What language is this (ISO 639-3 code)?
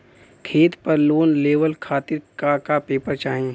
bho